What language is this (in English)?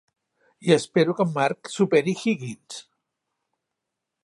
Catalan